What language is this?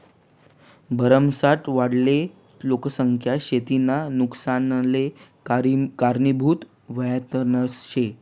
Marathi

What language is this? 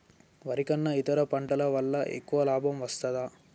Telugu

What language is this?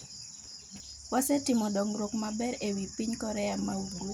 Luo (Kenya and Tanzania)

